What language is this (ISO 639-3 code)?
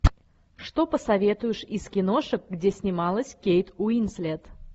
rus